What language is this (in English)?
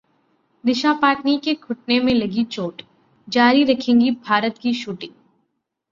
Hindi